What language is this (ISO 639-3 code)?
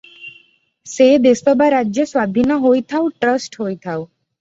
ori